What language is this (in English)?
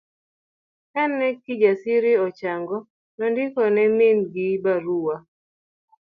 Luo (Kenya and Tanzania)